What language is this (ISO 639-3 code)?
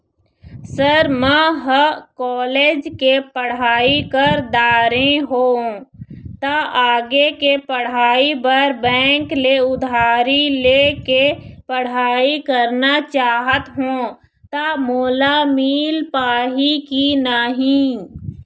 hne